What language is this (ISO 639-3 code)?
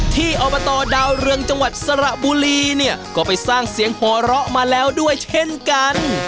tha